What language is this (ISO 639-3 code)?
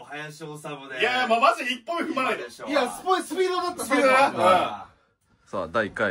jpn